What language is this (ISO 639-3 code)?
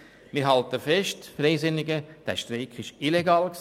gsw